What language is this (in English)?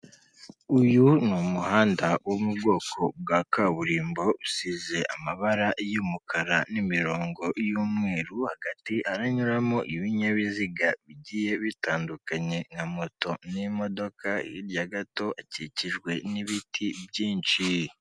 Kinyarwanda